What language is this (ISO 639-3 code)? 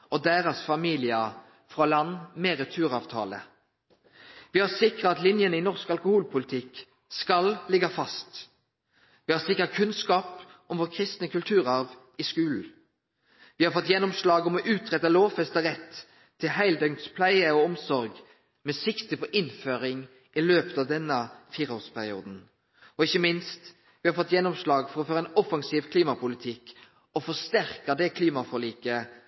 nno